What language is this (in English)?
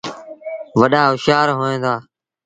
Sindhi Bhil